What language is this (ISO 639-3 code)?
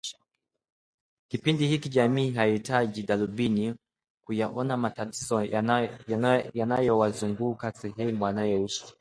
swa